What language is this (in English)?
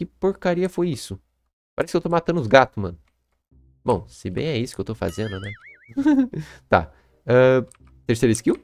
Portuguese